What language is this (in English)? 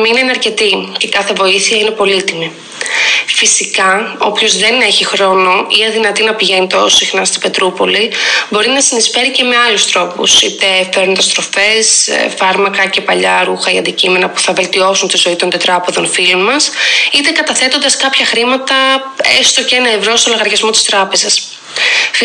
Greek